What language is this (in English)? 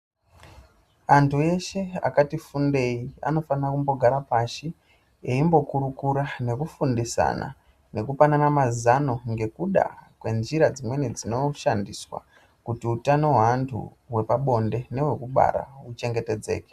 Ndau